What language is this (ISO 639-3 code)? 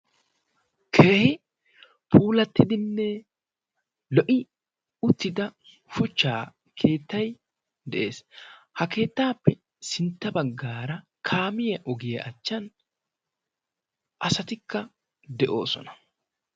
wal